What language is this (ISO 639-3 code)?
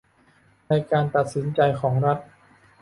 tha